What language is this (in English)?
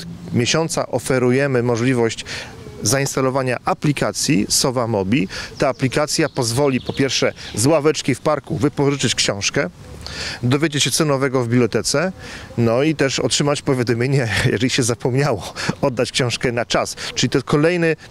Polish